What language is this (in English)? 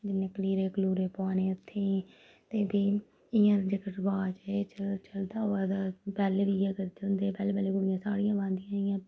Dogri